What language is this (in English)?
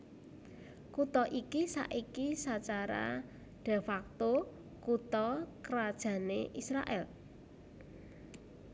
Javanese